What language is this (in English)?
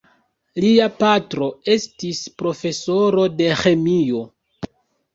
Esperanto